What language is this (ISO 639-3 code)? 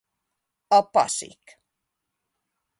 hun